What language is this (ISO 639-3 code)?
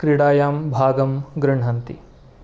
san